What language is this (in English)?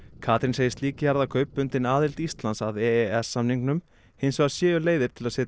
Icelandic